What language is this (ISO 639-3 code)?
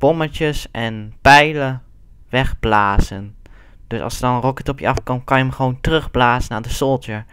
nld